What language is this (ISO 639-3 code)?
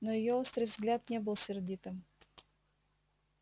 rus